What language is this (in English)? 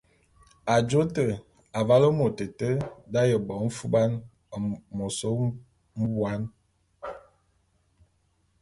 Bulu